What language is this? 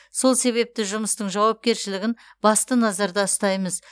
Kazakh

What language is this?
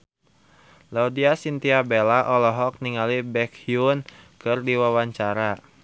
Sundanese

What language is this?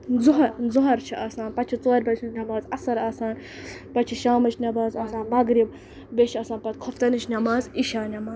Kashmiri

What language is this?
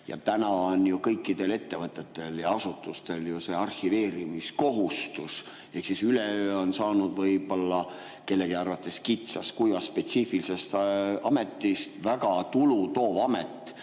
Estonian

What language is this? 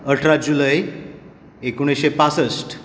Konkani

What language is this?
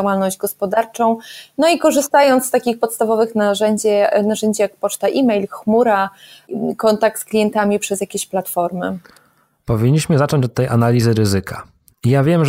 Polish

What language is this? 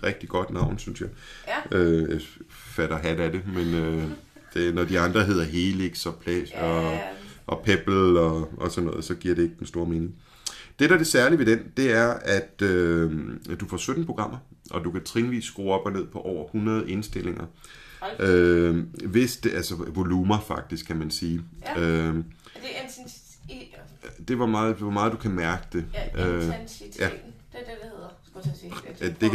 Danish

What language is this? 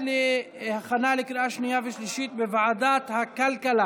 Hebrew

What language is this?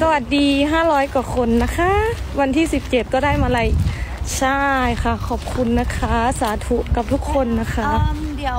Thai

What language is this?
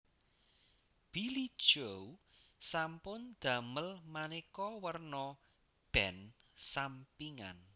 Javanese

